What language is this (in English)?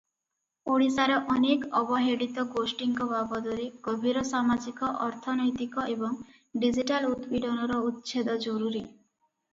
Odia